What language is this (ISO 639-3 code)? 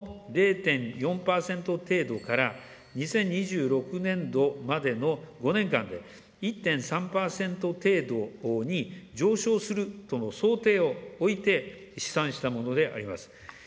jpn